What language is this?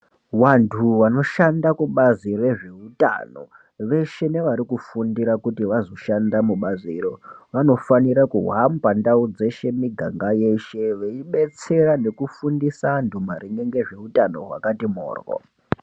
Ndau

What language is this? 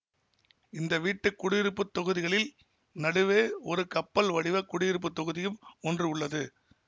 Tamil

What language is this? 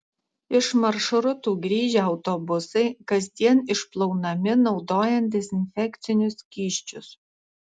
Lithuanian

